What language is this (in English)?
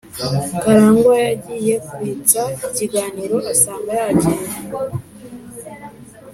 Kinyarwanda